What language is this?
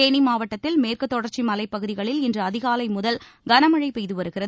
Tamil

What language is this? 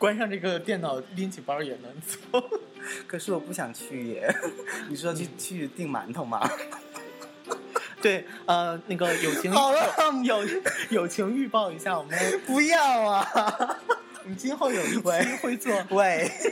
Chinese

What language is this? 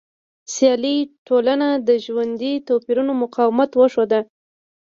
Pashto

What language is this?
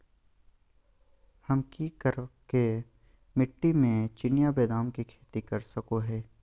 Magahi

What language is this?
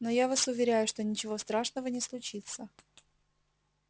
Russian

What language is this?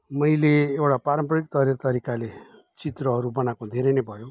Nepali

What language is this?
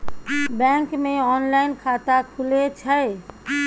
Maithili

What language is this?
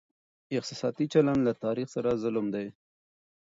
Pashto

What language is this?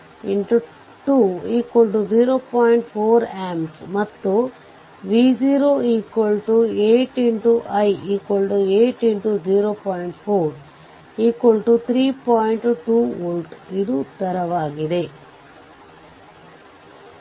Kannada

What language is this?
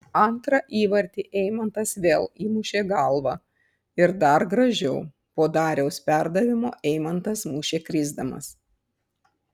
Lithuanian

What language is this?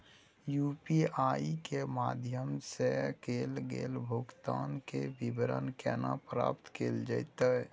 Maithili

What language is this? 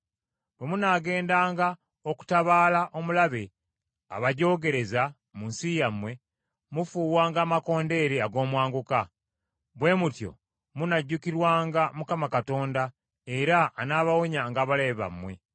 Ganda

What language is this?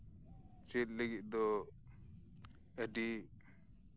Santali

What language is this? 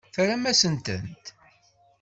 Kabyle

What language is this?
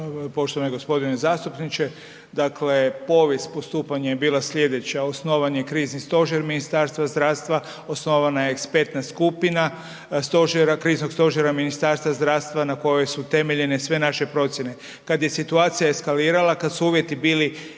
Croatian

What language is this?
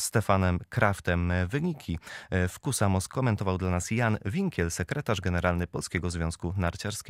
Polish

